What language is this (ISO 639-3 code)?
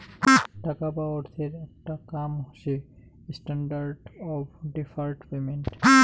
ben